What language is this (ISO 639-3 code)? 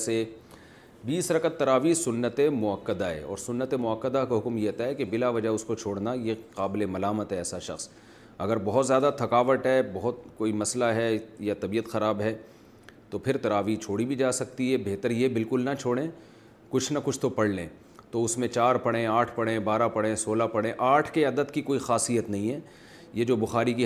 urd